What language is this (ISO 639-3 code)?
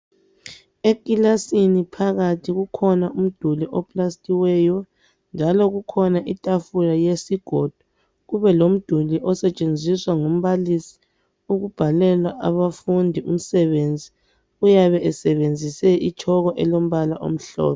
nde